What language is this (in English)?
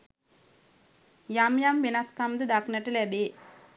Sinhala